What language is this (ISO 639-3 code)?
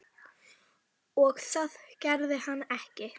isl